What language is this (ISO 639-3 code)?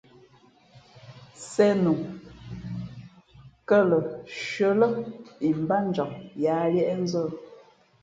fmp